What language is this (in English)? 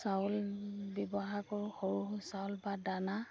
Assamese